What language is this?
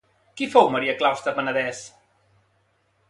Catalan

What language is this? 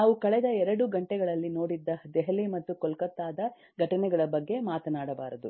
Kannada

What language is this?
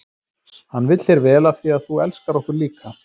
Icelandic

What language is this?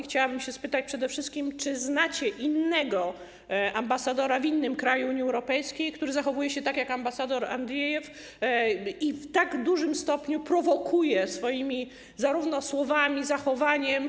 Polish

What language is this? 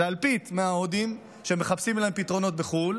Hebrew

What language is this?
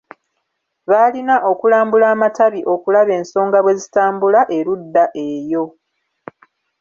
Ganda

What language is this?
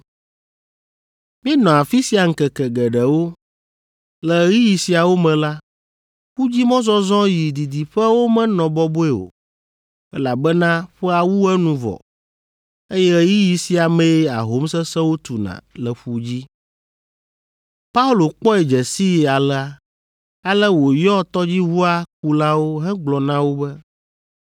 Ewe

